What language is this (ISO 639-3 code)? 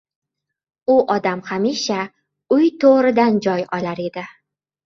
uzb